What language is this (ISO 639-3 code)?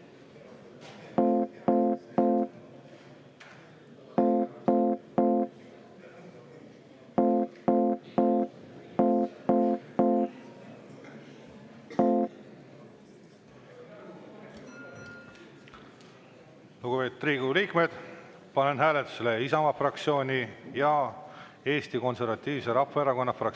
est